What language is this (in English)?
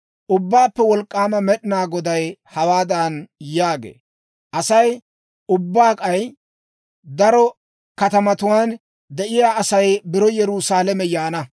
Dawro